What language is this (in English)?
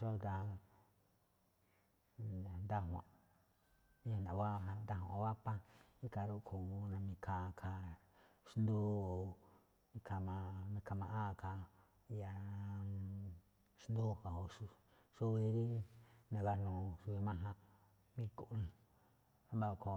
Malinaltepec Me'phaa